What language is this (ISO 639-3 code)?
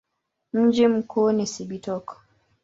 swa